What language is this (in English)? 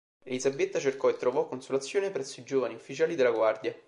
Italian